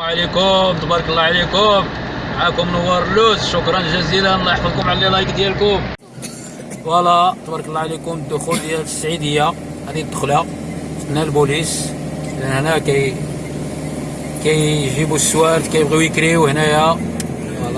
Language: Arabic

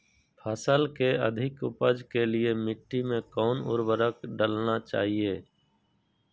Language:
Magahi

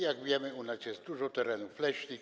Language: Polish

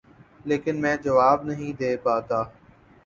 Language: Urdu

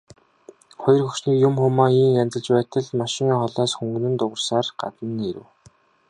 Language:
Mongolian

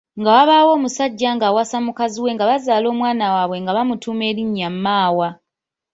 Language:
Ganda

